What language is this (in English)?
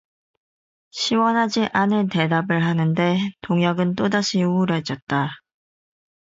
Korean